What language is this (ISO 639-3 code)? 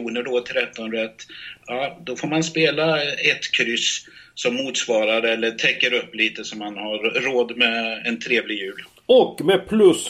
swe